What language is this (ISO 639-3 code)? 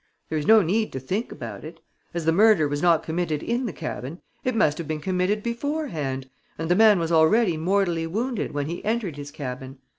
eng